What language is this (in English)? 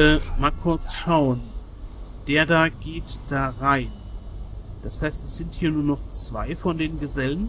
German